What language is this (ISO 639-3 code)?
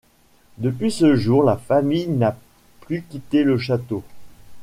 fra